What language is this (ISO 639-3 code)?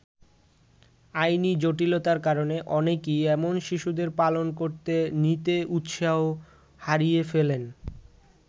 ben